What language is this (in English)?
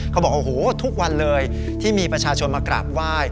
Thai